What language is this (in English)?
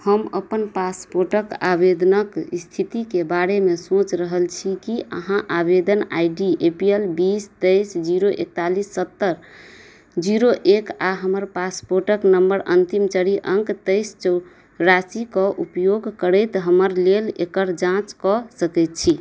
Maithili